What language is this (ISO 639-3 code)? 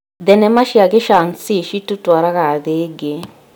kik